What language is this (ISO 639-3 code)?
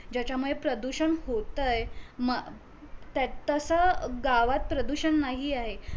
mar